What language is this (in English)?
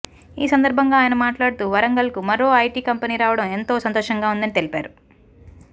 Telugu